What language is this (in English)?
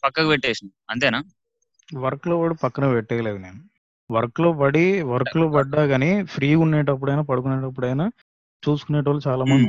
Telugu